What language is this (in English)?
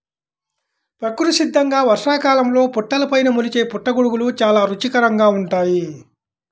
Telugu